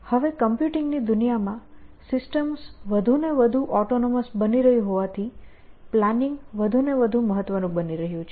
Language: Gujarati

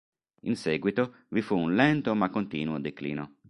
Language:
Italian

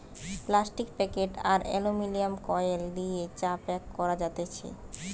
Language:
Bangla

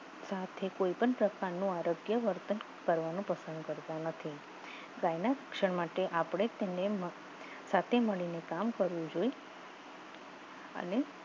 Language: Gujarati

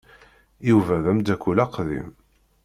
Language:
Kabyle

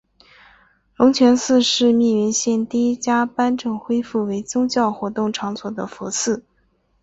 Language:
Chinese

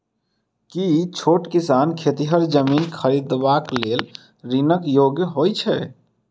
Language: Maithili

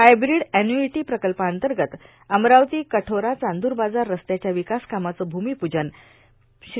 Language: Marathi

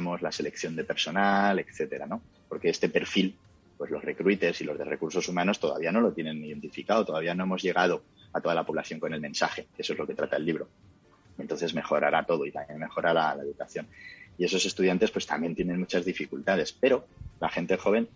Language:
Spanish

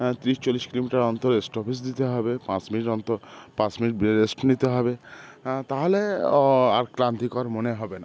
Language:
Bangla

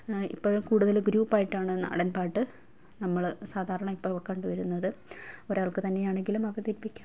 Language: Malayalam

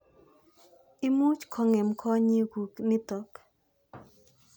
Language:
Kalenjin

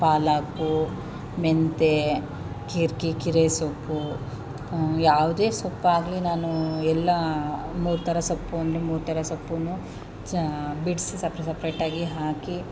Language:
Kannada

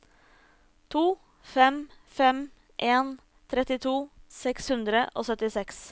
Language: Norwegian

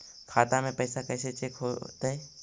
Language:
Magahi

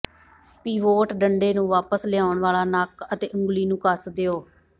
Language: Punjabi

